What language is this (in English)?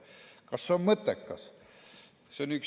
Estonian